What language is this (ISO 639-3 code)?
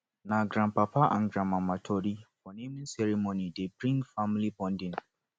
pcm